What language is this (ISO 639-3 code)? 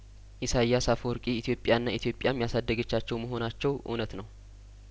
amh